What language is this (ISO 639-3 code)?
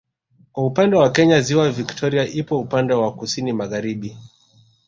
swa